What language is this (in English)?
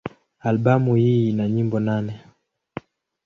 Swahili